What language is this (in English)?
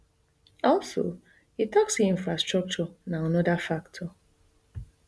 Nigerian Pidgin